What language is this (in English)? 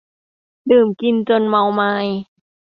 Thai